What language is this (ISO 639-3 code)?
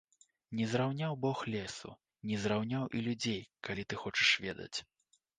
bel